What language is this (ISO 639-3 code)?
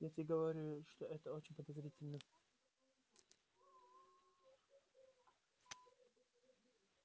rus